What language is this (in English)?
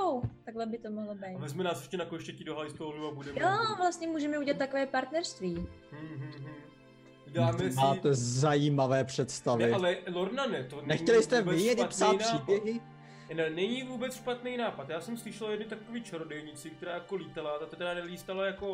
Czech